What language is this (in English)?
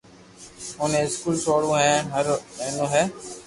Loarki